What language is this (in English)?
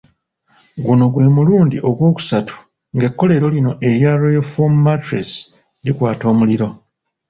Ganda